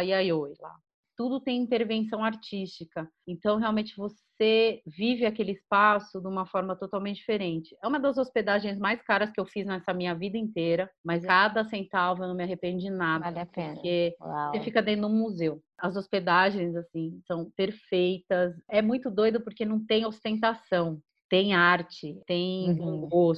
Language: Portuguese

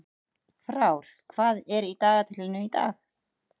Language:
Icelandic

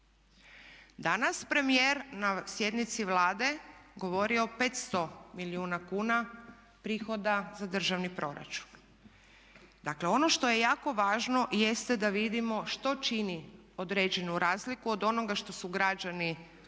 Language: Croatian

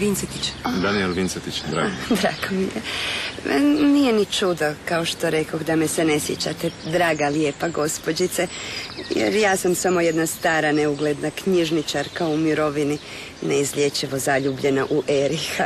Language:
Croatian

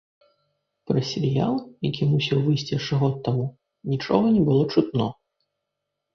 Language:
Belarusian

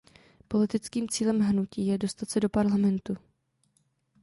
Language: Czech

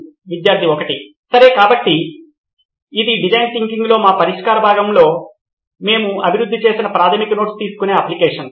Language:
Telugu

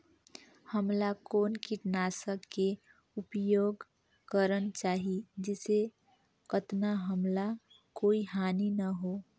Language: Chhattisgarhi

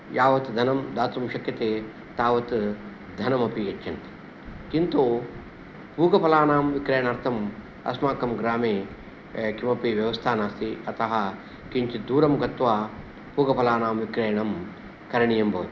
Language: Sanskrit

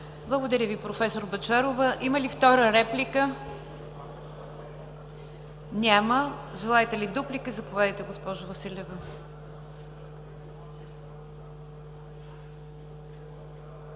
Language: Bulgarian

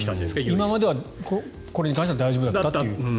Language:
Japanese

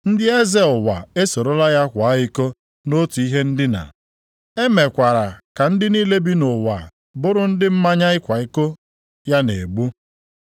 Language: Igbo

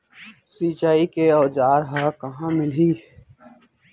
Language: Chhattisgarhi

